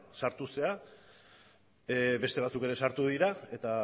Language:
Basque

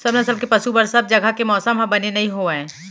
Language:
Chhattisgarhi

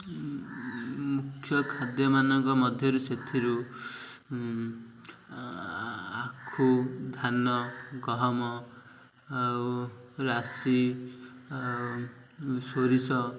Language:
Odia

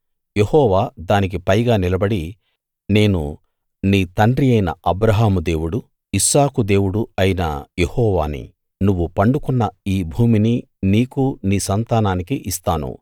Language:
Telugu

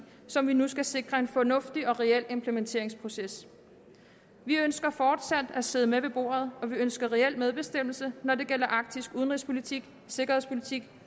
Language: Danish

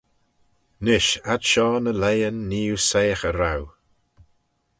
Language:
Manx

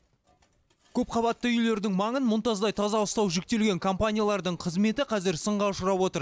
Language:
Kazakh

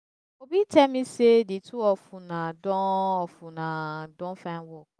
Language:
Nigerian Pidgin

